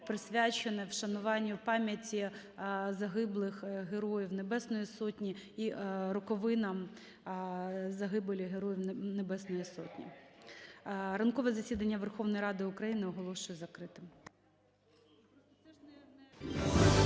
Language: Ukrainian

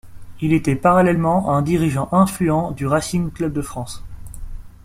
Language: French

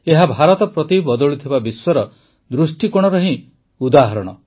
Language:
Odia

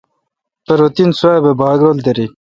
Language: Kalkoti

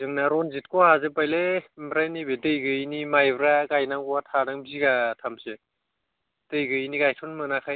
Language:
Bodo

